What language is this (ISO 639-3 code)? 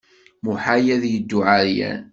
kab